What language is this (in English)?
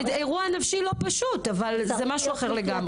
Hebrew